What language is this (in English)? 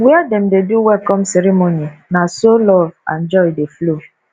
Nigerian Pidgin